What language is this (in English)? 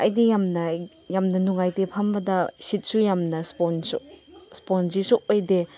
Manipuri